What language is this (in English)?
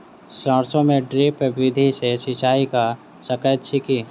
Maithili